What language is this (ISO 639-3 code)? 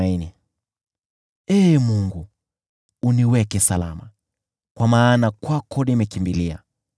swa